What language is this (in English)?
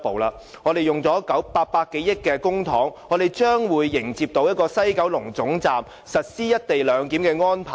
Cantonese